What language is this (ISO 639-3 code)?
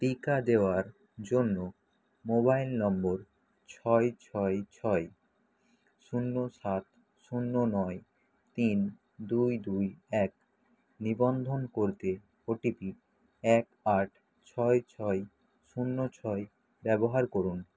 ben